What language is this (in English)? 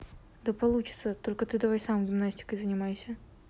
Russian